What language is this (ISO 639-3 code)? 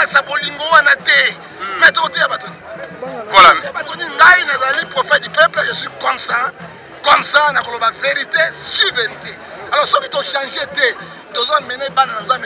fra